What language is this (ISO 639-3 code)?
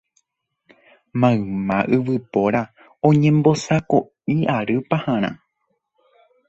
grn